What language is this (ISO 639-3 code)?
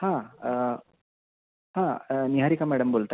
mar